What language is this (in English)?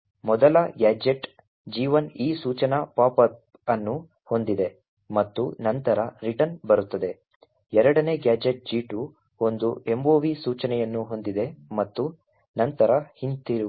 Kannada